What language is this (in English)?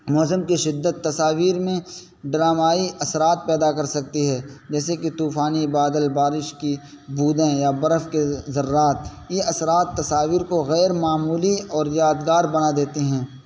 Urdu